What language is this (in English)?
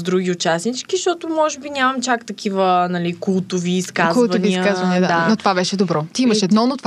Bulgarian